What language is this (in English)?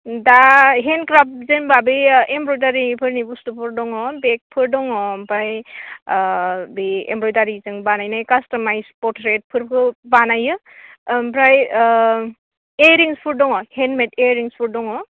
Bodo